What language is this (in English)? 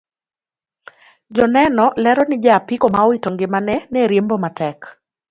Luo (Kenya and Tanzania)